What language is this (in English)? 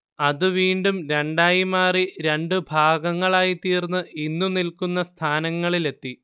Malayalam